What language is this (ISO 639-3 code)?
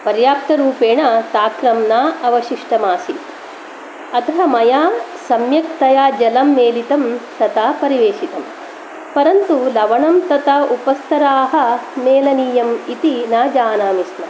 san